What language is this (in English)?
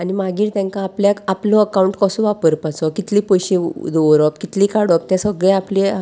Konkani